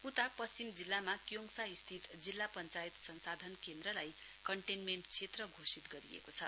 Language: Nepali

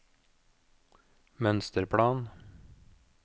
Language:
Norwegian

